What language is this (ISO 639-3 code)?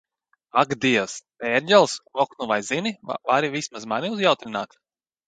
lav